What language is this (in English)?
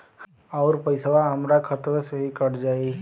Bhojpuri